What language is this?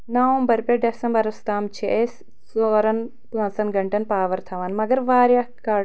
Kashmiri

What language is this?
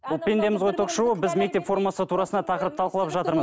Kazakh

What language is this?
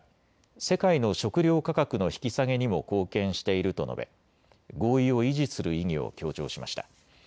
Japanese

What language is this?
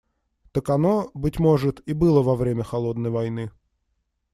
Russian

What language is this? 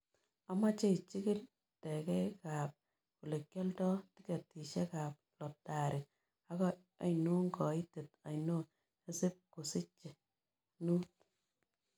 Kalenjin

